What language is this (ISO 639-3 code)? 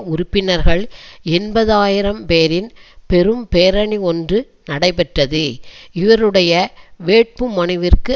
tam